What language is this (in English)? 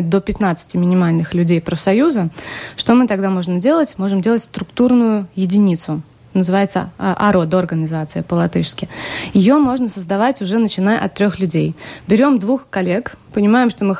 Russian